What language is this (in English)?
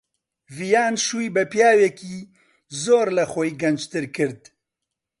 Central Kurdish